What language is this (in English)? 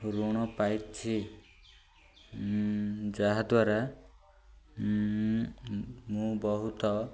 Odia